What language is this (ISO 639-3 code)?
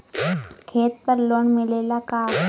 bho